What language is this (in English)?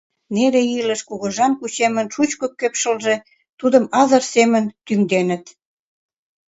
Mari